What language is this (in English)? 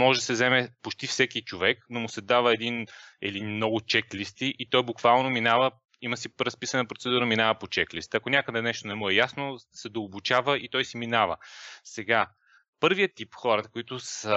Bulgarian